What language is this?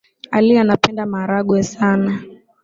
Swahili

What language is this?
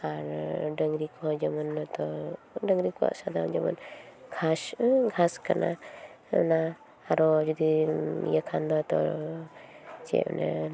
Santali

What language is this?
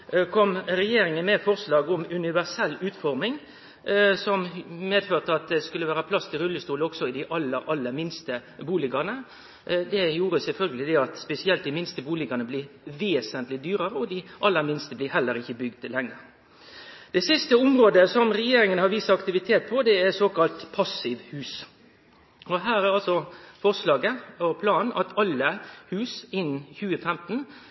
Norwegian Nynorsk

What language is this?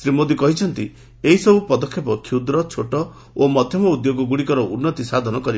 Odia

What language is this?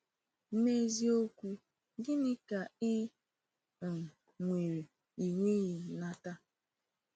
Igbo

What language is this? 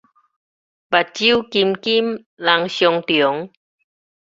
Min Nan Chinese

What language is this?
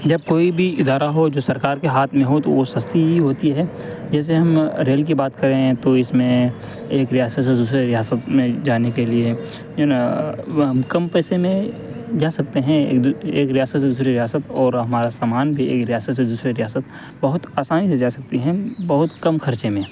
Urdu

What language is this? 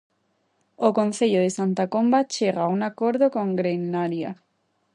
Galician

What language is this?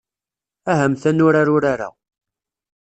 Kabyle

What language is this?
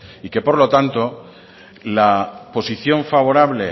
Spanish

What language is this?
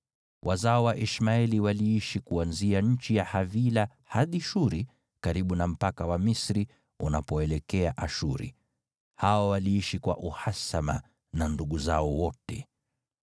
Swahili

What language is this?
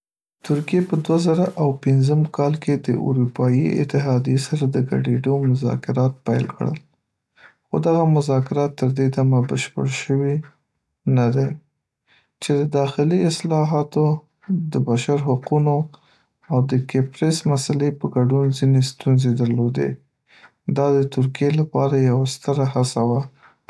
Pashto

